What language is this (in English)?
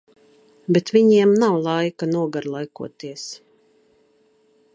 Latvian